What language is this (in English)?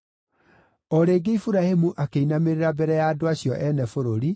Kikuyu